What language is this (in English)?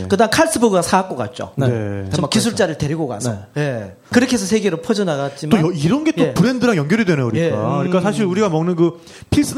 Korean